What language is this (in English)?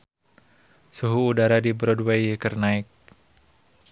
Sundanese